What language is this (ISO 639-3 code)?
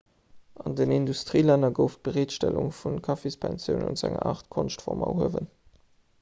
ltz